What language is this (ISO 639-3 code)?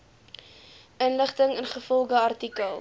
afr